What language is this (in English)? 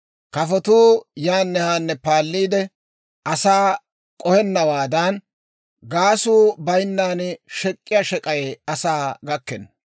Dawro